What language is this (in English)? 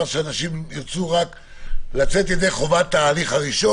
Hebrew